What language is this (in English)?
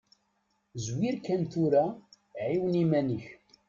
Kabyle